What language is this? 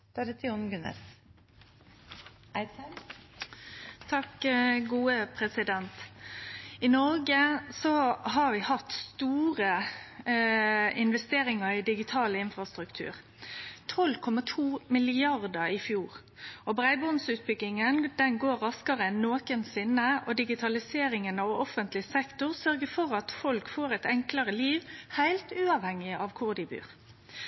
Norwegian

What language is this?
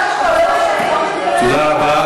Hebrew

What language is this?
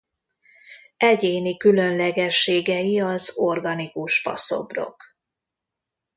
Hungarian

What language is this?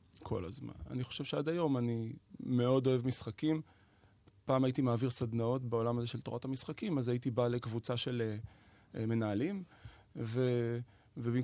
Hebrew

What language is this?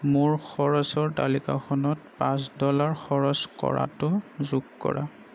Assamese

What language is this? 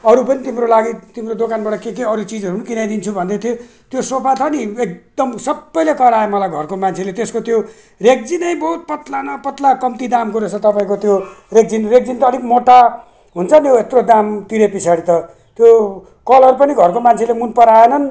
Nepali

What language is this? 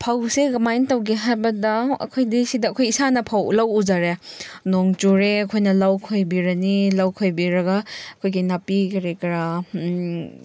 Manipuri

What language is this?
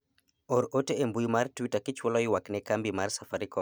Luo (Kenya and Tanzania)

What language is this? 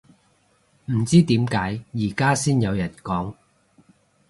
Cantonese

